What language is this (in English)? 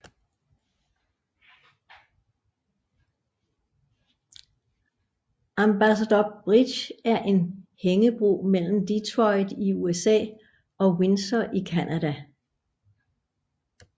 Danish